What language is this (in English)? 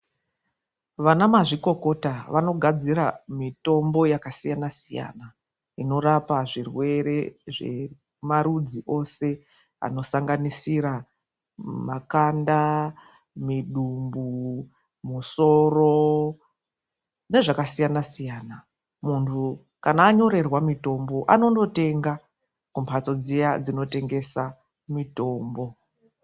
Ndau